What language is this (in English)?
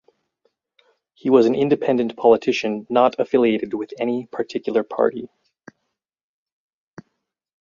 English